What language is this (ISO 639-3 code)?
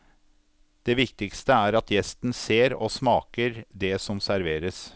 nor